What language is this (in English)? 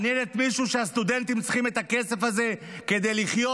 Hebrew